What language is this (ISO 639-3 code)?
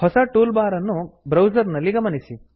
kan